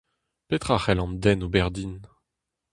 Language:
Breton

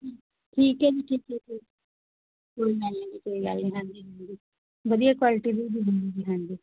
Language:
Punjabi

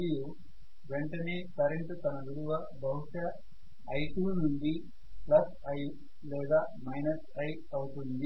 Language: Telugu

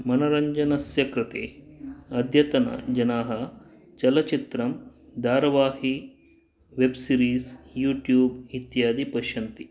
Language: Sanskrit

